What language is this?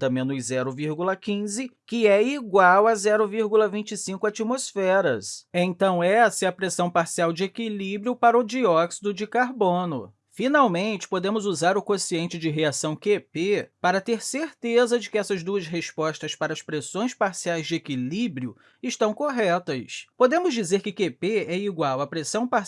Portuguese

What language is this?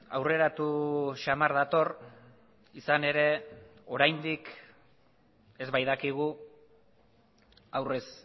Basque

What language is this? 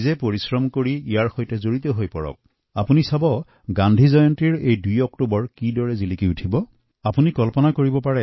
Assamese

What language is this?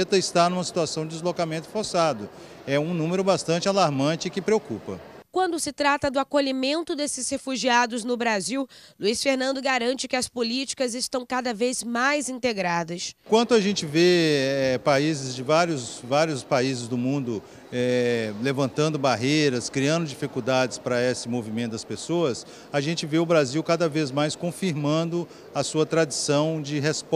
Portuguese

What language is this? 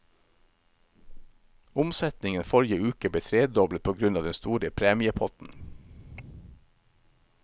Norwegian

